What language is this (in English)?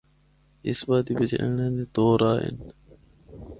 Northern Hindko